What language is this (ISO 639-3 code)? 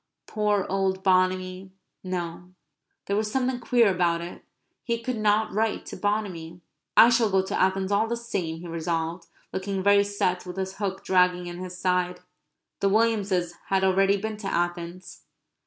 eng